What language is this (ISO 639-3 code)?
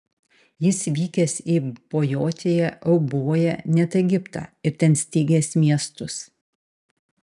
lit